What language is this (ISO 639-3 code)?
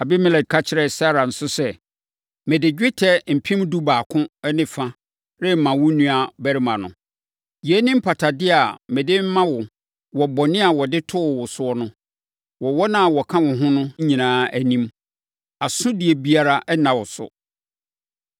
aka